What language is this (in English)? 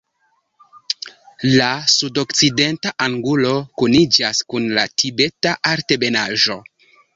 Esperanto